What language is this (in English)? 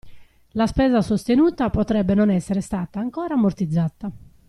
Italian